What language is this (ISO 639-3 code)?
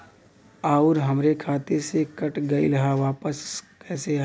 bho